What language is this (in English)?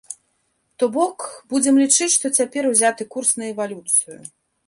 Belarusian